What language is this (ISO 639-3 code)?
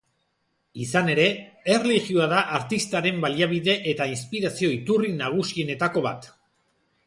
eus